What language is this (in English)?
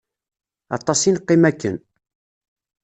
Kabyle